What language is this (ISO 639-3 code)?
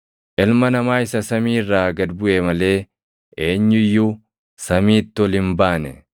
orm